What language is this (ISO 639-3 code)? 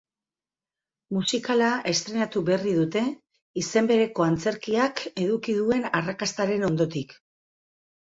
eus